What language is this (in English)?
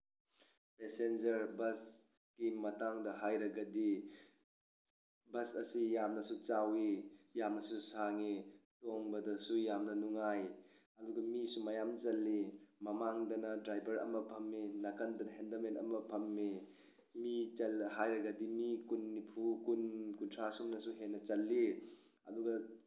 Manipuri